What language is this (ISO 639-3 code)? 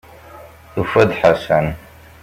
kab